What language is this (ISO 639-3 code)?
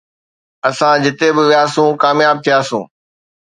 snd